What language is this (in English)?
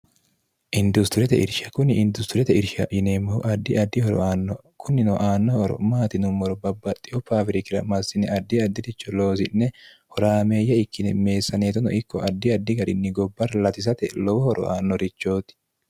Sidamo